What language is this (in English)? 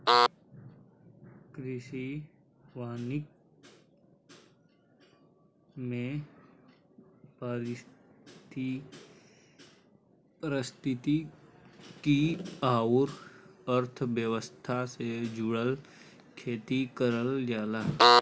Bhojpuri